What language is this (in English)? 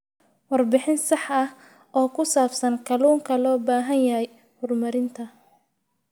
Somali